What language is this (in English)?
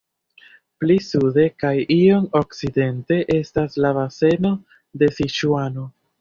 Esperanto